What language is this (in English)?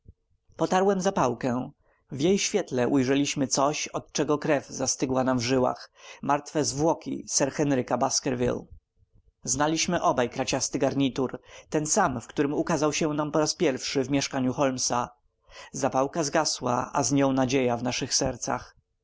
Polish